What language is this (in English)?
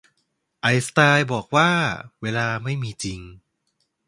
Thai